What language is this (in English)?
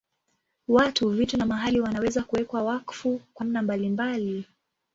Swahili